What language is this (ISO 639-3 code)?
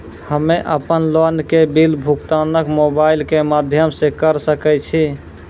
mai